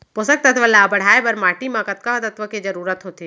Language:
Chhattisgarhi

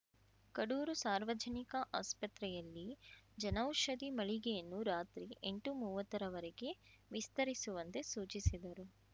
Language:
Kannada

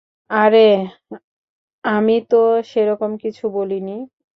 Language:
Bangla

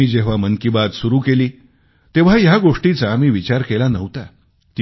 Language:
Marathi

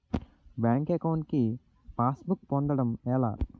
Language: Telugu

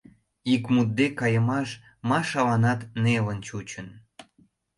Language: Mari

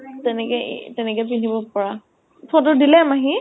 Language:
Assamese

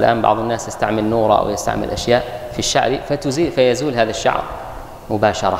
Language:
Arabic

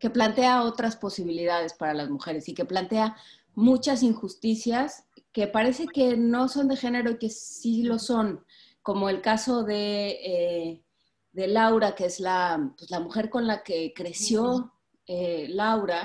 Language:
Spanish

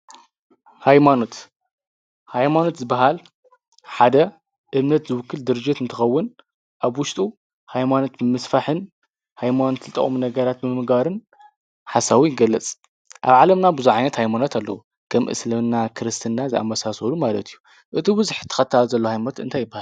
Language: Tigrinya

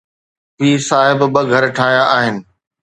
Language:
Sindhi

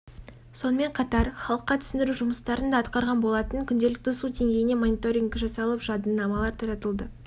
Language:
Kazakh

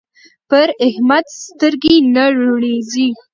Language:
Pashto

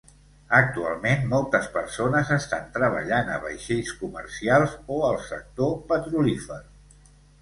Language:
Catalan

